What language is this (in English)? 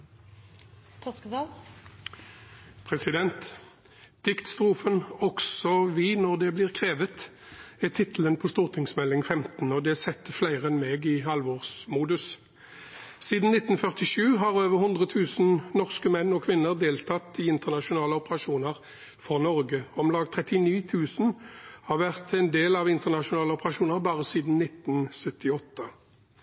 Norwegian Bokmål